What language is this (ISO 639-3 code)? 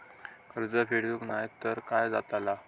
mar